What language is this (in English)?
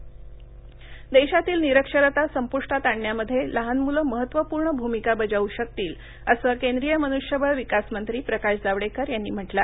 Marathi